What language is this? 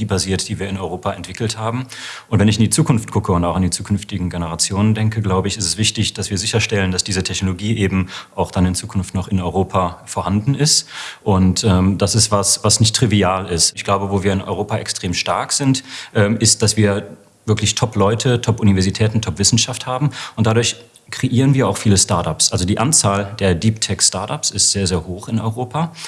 German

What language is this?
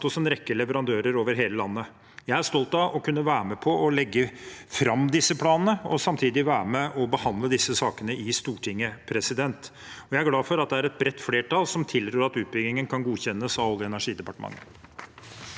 Norwegian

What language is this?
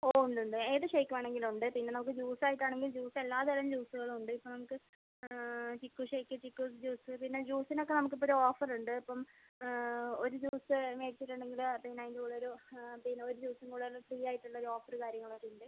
Malayalam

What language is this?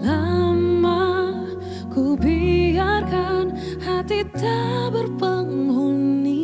Indonesian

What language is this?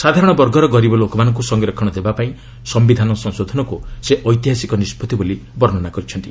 Odia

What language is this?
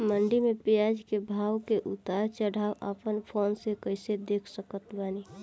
Bhojpuri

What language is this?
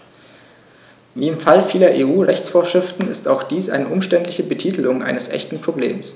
German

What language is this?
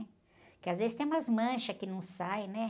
Portuguese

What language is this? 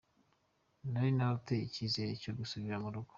Kinyarwanda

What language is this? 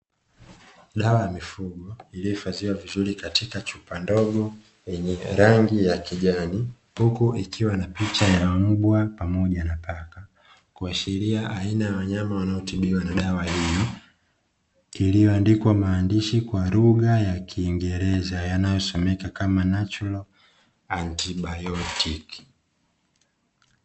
Swahili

